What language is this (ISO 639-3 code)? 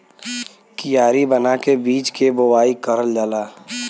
bho